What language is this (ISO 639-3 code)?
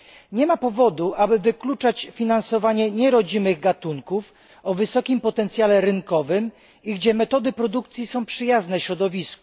pol